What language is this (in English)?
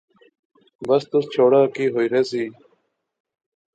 Pahari-Potwari